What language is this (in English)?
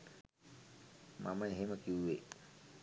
Sinhala